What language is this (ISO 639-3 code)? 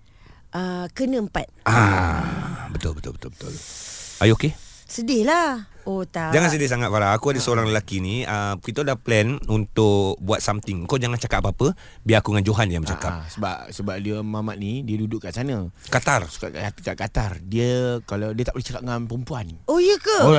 msa